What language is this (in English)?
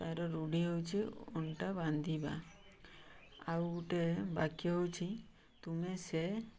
Odia